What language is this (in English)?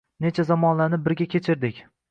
Uzbek